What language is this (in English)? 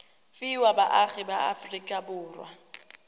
Tswana